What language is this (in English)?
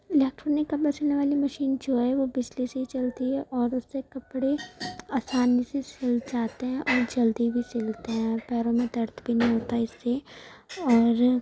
Urdu